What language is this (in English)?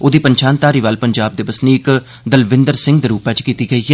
Dogri